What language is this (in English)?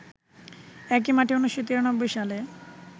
Bangla